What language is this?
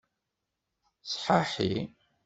Kabyle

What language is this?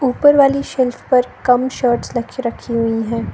Hindi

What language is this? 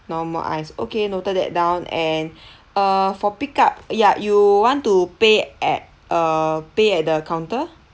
English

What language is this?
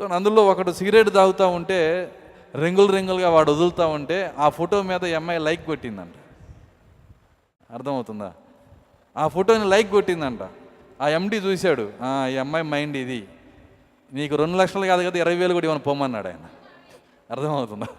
Telugu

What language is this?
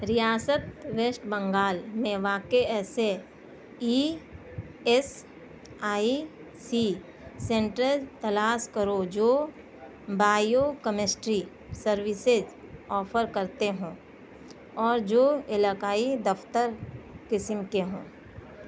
Urdu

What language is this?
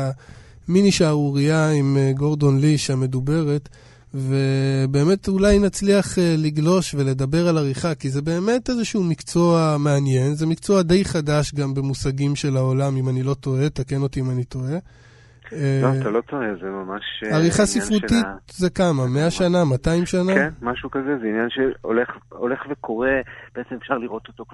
Hebrew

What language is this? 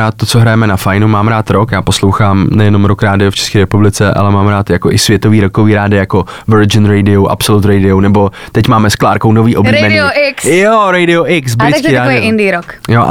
Czech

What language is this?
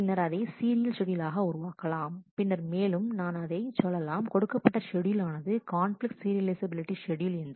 Tamil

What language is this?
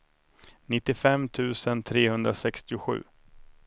Swedish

